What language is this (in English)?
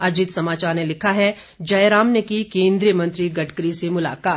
Hindi